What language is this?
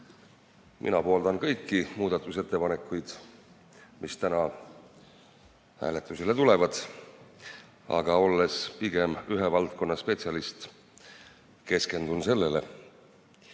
Estonian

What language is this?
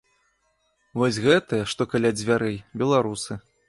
Belarusian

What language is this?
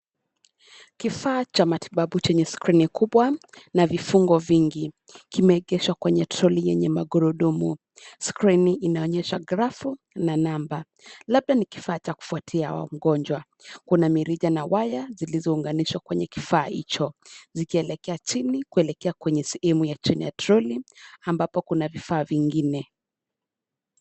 Swahili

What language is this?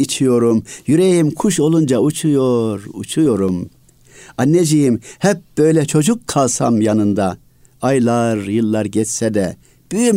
Turkish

